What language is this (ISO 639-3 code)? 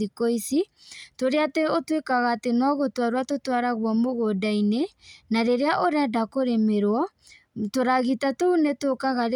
kik